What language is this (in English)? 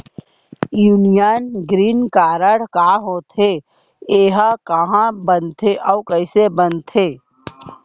Chhattisgarhi